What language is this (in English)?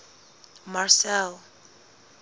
Southern Sotho